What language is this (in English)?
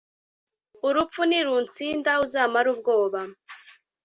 Kinyarwanda